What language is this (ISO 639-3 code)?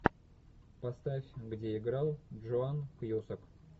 rus